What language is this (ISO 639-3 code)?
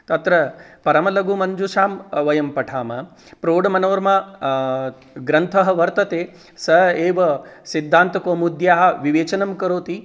san